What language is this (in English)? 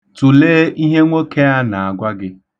Igbo